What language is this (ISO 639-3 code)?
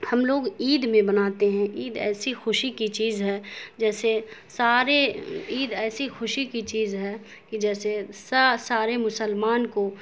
urd